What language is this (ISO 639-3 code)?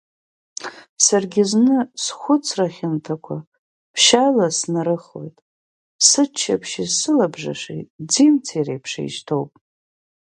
abk